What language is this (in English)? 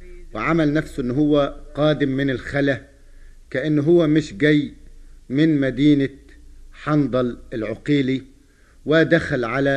Arabic